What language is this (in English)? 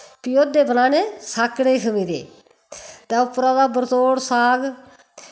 Dogri